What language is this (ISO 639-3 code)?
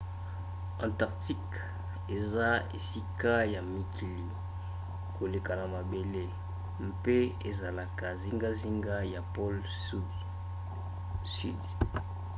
lin